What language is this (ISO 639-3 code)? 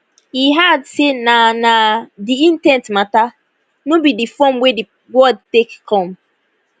pcm